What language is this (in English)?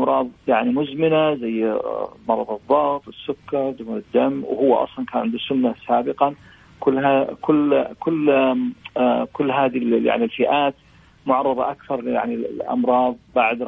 Arabic